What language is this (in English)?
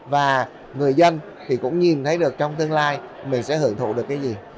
Vietnamese